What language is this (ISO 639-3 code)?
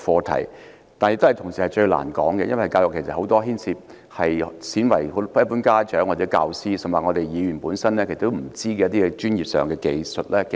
yue